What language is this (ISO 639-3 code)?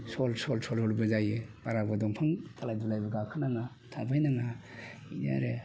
brx